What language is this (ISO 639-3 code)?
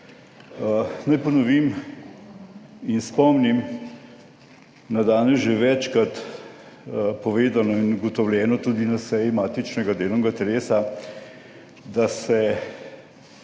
slv